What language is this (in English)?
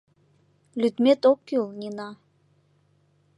Mari